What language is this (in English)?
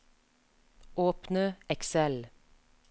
Norwegian